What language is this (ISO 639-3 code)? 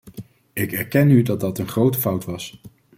nld